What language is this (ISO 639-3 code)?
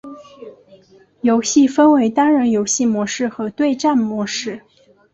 zho